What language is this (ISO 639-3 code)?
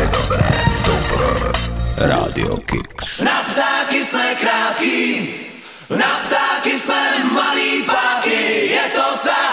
slk